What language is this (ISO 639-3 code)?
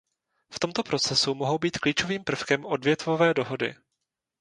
ces